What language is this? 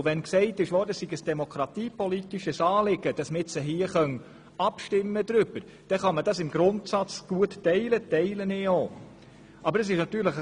Swiss German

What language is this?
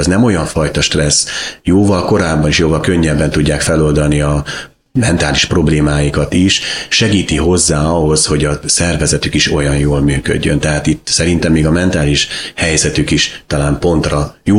Hungarian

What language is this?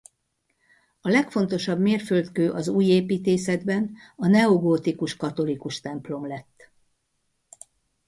Hungarian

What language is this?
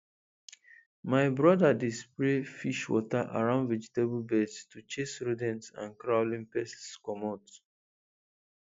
Nigerian Pidgin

